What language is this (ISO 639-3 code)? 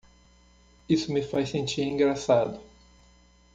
por